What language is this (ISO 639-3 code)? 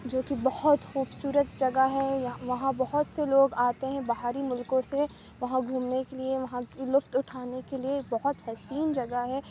urd